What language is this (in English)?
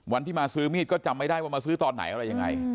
Thai